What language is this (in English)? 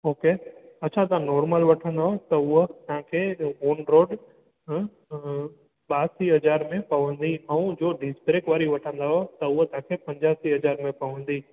Sindhi